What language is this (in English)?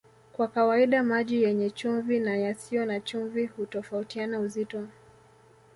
Swahili